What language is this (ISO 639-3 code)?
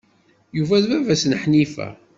kab